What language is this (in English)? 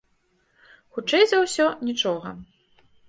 Belarusian